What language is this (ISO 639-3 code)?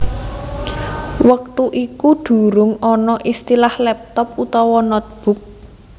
jav